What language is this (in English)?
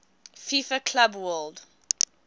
English